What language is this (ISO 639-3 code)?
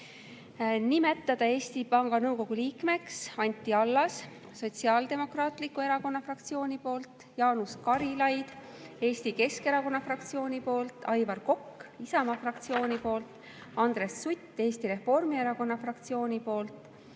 est